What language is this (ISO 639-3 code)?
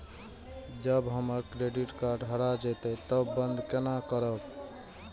mai